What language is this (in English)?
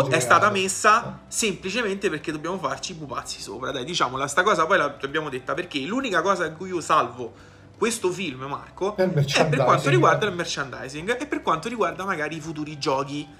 Italian